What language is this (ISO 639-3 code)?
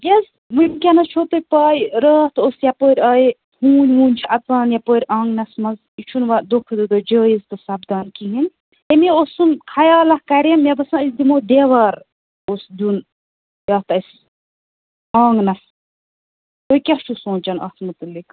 kas